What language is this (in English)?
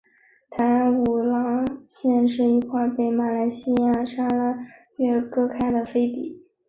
Chinese